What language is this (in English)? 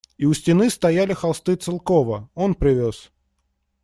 Russian